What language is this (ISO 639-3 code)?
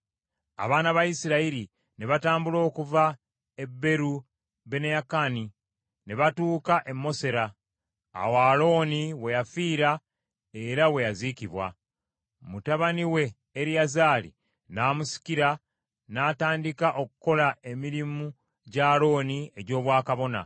lug